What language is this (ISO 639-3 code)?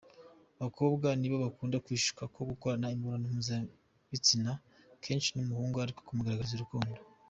kin